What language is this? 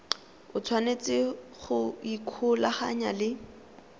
Tswana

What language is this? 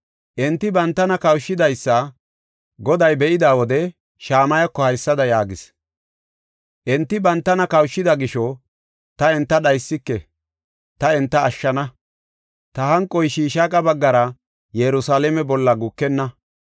Gofa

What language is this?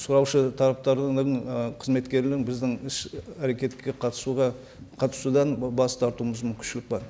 Kazakh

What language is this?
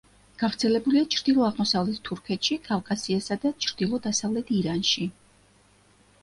Georgian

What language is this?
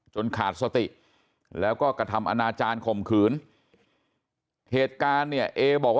Thai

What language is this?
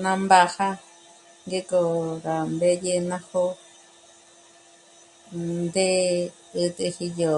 Michoacán Mazahua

